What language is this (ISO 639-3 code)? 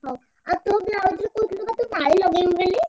ori